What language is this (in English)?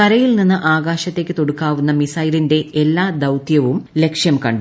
Malayalam